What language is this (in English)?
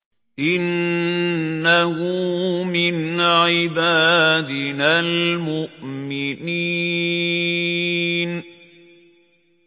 Arabic